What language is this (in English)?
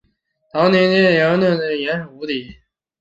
Chinese